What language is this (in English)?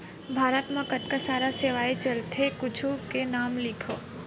Chhattisgarhi